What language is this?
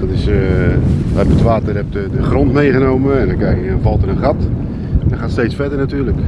Dutch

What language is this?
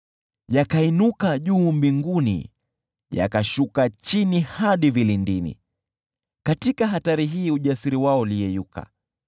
Swahili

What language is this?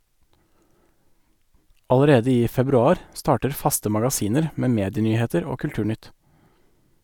Norwegian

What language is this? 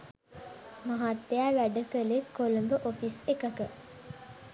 Sinhala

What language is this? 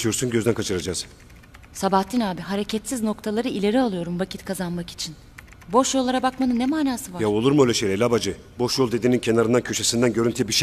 Turkish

